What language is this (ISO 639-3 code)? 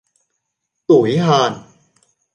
vie